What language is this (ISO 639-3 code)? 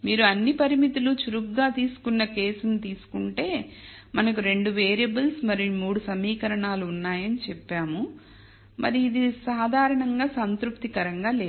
tel